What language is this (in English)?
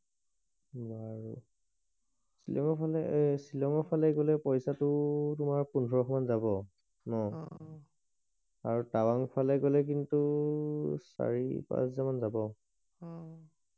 Assamese